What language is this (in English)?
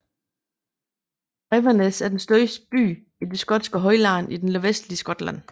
Danish